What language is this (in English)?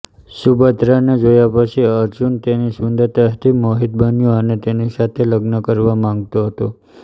Gujarati